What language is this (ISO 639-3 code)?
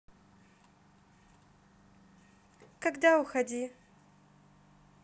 rus